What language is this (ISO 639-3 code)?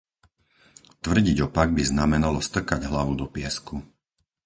slk